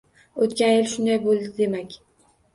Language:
Uzbek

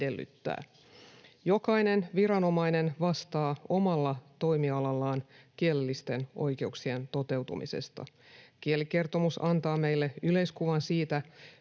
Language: Finnish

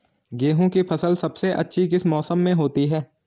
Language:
Hindi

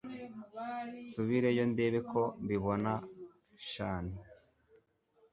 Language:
Kinyarwanda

